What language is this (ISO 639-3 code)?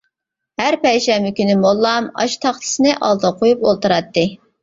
uig